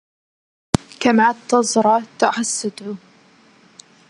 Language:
Arabic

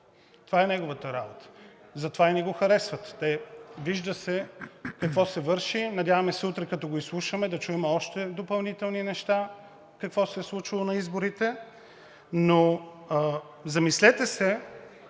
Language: Bulgarian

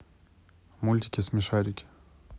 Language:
Russian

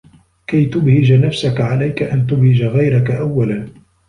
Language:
Arabic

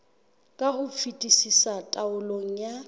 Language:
Southern Sotho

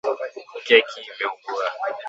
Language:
Swahili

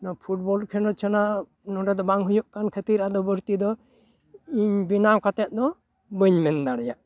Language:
Santali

